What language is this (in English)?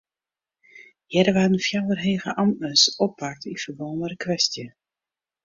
Western Frisian